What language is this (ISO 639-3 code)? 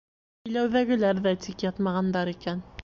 bak